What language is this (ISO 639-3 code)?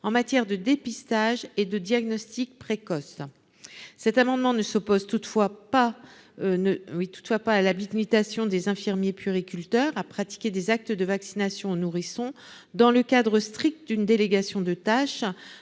fra